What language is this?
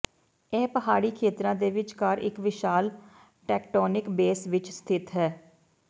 Punjabi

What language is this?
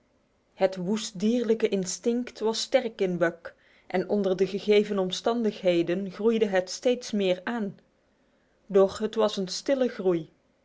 Dutch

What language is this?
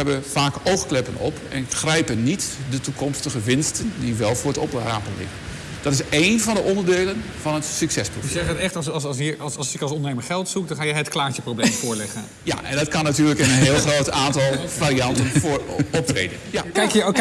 Dutch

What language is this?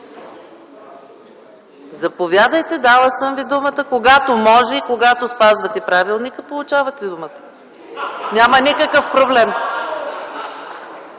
Bulgarian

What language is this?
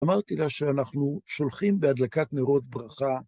Hebrew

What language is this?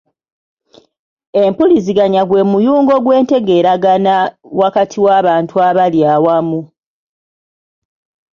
Ganda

